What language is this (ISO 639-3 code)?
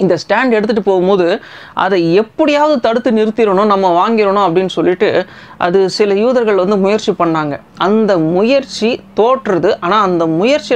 ind